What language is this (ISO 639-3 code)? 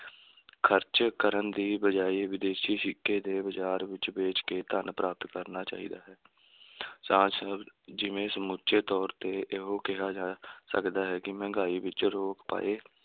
pan